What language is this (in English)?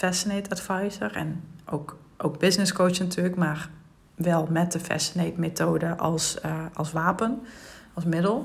Dutch